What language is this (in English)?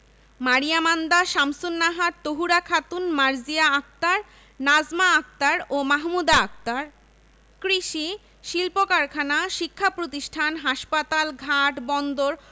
Bangla